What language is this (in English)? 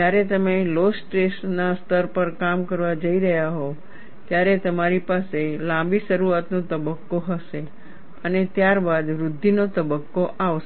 Gujarati